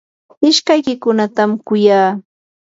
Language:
Yanahuanca Pasco Quechua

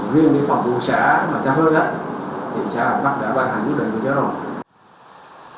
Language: Vietnamese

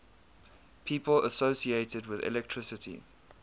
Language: English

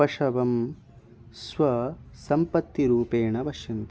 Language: Sanskrit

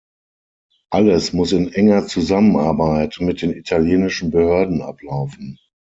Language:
German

